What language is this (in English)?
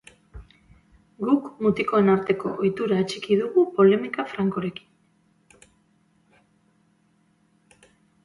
Basque